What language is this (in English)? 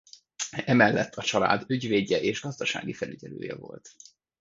Hungarian